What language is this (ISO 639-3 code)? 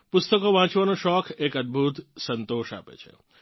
guj